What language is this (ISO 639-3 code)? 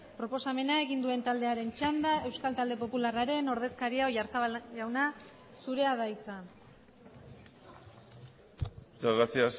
eus